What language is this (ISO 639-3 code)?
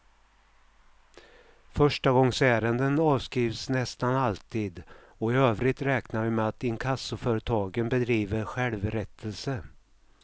swe